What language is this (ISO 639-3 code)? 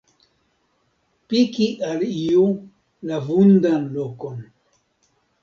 epo